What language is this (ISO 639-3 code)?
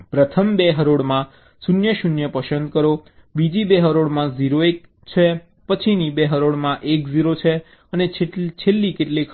guj